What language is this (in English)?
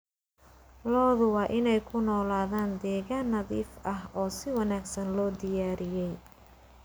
Somali